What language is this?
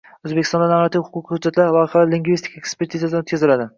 Uzbek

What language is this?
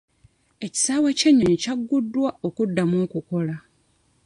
Ganda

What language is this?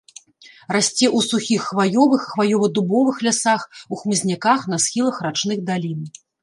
Belarusian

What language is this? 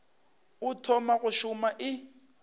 Northern Sotho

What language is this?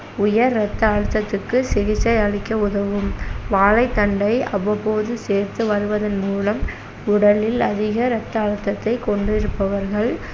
Tamil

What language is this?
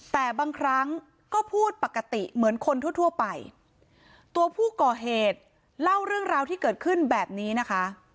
Thai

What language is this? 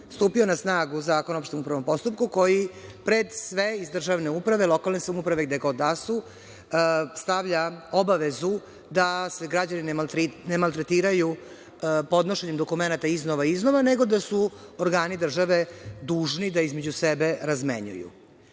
Serbian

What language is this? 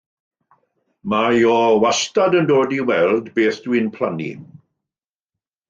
Welsh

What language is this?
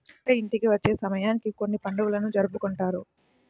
Telugu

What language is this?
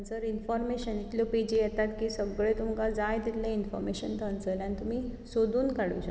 Konkani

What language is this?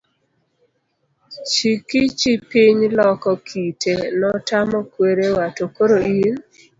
Luo (Kenya and Tanzania)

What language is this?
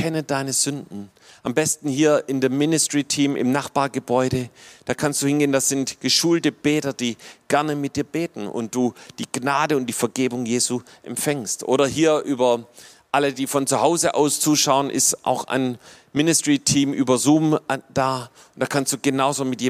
German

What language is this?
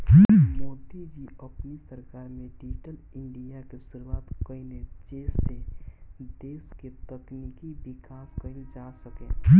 Bhojpuri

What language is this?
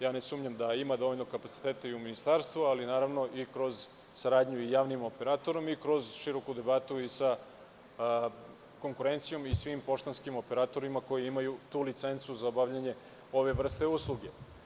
Serbian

